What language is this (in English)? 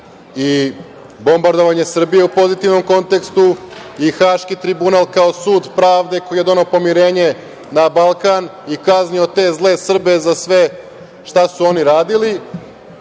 Serbian